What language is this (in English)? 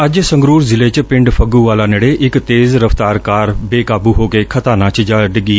Punjabi